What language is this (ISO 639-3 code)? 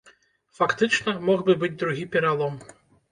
bel